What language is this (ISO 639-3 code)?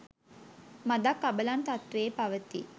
sin